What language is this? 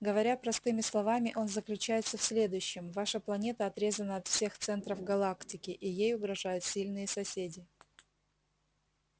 Russian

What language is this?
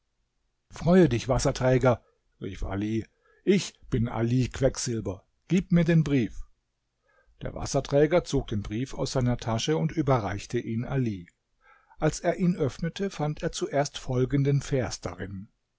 German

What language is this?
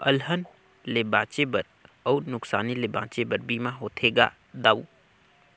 Chhattisgarhi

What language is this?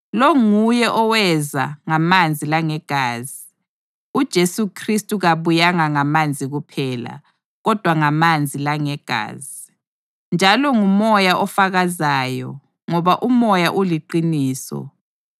North Ndebele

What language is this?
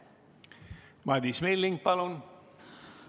Estonian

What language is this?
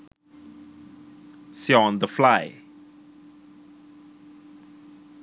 Sinhala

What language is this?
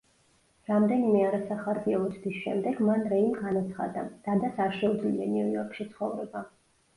Georgian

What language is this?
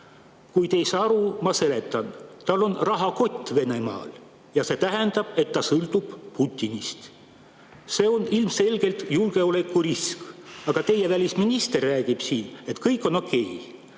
Estonian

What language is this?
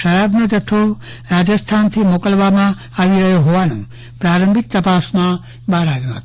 Gujarati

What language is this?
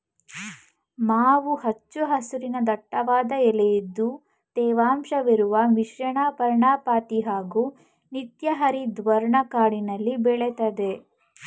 Kannada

